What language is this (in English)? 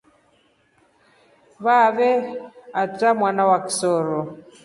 Rombo